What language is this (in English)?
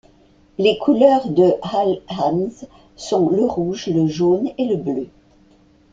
French